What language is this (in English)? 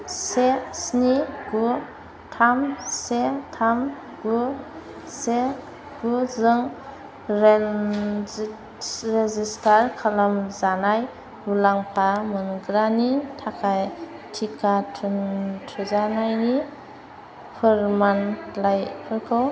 Bodo